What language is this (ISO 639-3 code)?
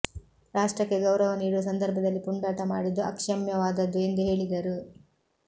kan